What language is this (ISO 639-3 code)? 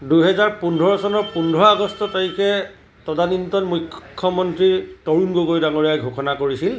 asm